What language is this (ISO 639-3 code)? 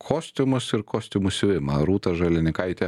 lit